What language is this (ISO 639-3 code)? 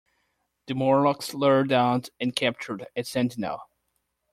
eng